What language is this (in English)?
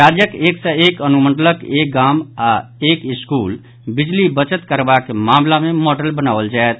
Maithili